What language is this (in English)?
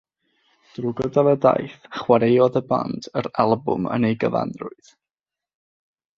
Welsh